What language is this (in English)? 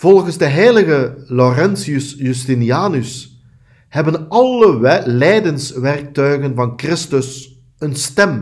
Dutch